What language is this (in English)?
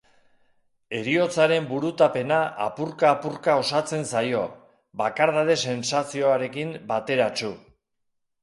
Basque